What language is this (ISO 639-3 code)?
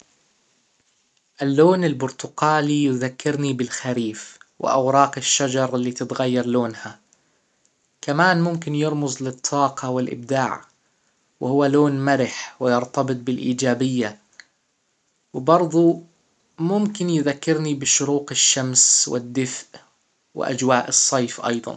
acw